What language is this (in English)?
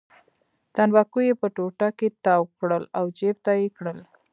Pashto